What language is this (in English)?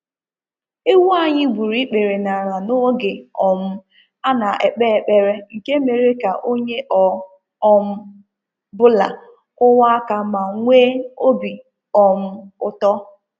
Igbo